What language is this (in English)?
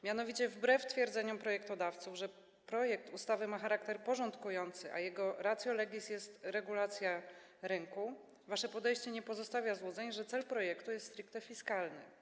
Polish